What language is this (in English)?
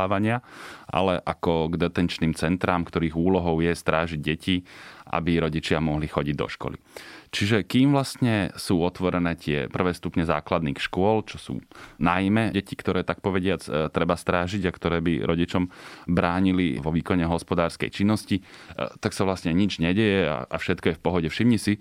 Slovak